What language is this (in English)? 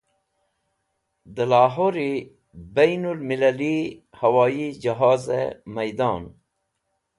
Wakhi